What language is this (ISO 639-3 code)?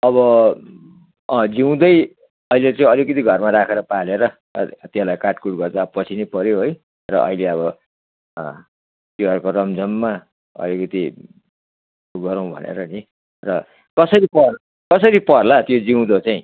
nep